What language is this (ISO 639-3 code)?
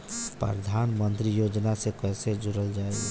bho